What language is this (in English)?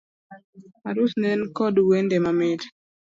Luo (Kenya and Tanzania)